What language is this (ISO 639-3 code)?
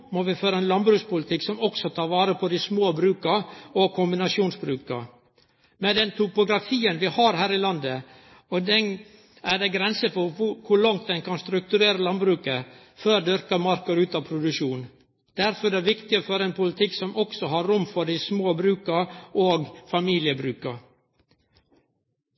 nno